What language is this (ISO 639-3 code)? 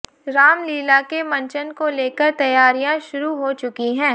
hin